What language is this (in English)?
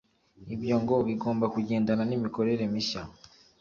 Kinyarwanda